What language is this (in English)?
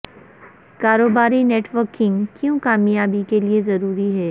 Urdu